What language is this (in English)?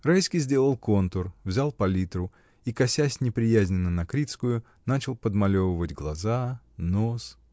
Russian